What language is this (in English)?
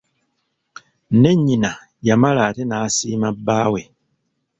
Ganda